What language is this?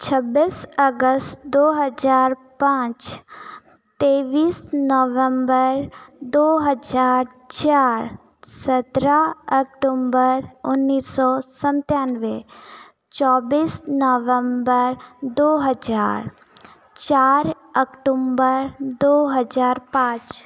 Hindi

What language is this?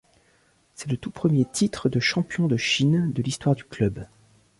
French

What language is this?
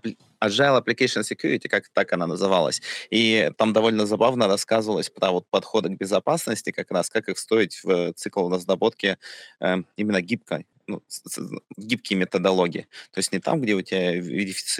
Russian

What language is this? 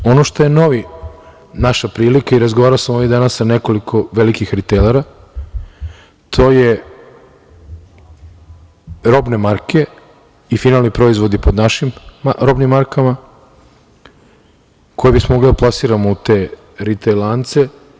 Serbian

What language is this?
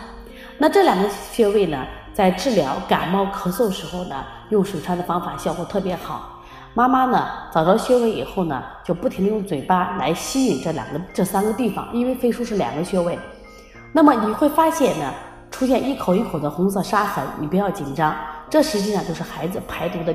Chinese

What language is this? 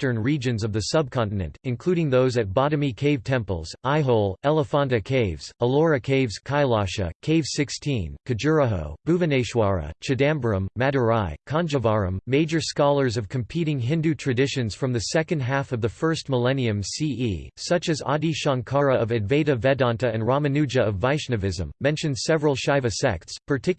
English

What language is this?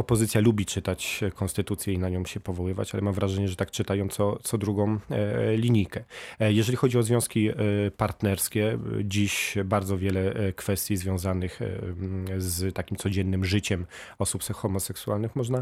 Polish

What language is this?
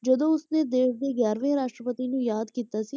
Punjabi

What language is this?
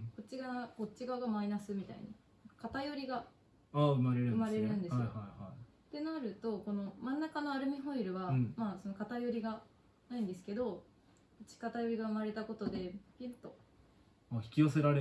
Japanese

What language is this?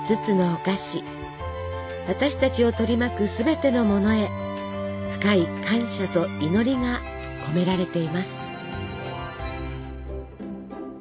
Japanese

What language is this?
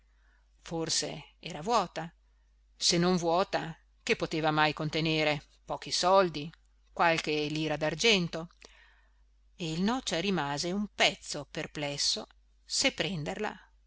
Italian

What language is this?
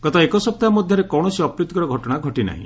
Odia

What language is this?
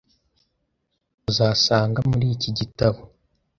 Kinyarwanda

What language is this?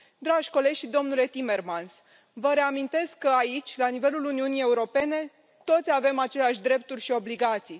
Romanian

